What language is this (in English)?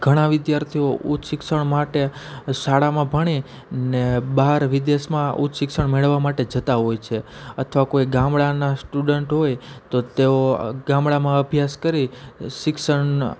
Gujarati